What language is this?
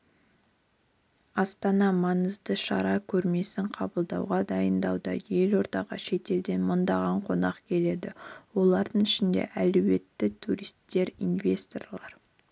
Kazakh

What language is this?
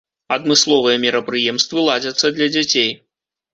Belarusian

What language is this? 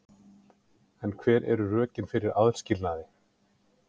Icelandic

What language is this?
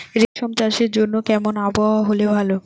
Bangla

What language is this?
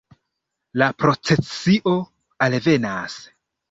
Esperanto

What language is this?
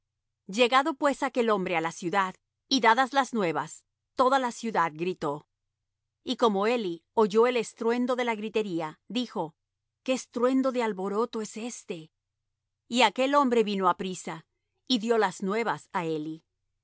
Spanish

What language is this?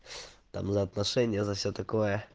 Russian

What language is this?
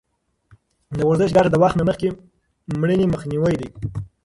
Pashto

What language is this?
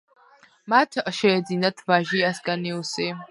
Georgian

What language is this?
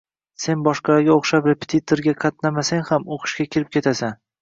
Uzbek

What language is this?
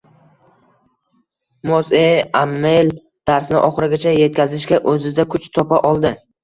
Uzbek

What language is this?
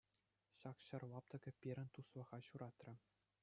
Chuvash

